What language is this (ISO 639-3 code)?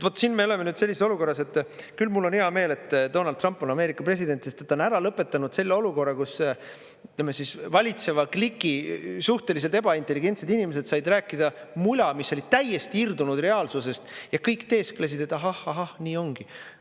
est